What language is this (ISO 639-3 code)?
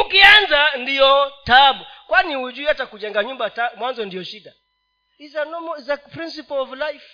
swa